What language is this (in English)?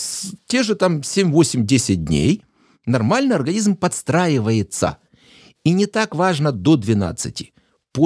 Russian